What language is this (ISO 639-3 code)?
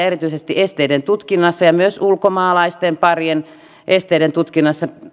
fin